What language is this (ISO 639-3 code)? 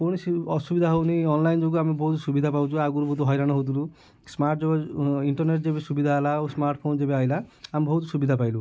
ori